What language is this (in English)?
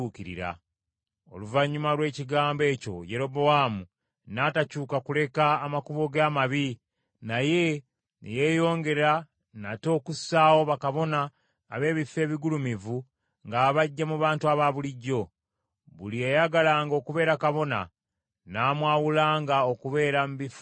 Ganda